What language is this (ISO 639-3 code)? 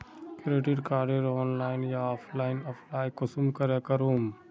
mag